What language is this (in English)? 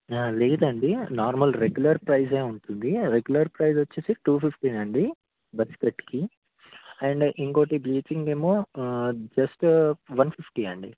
Telugu